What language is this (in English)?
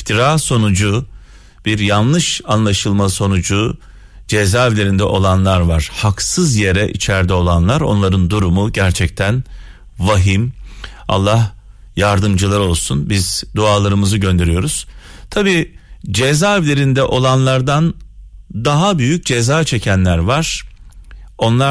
Turkish